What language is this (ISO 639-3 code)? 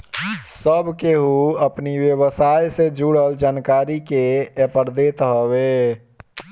bho